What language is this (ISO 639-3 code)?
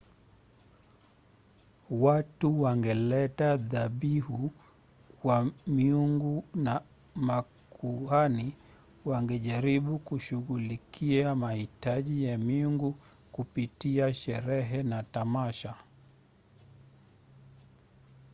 swa